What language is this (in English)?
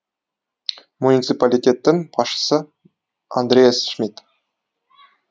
Kazakh